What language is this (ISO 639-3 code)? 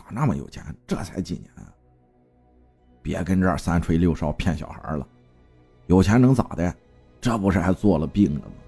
zho